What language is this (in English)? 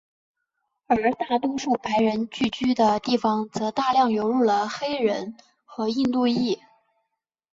Chinese